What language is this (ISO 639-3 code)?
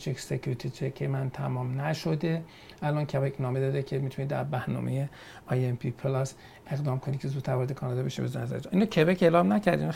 fas